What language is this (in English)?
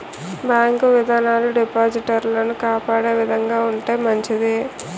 Telugu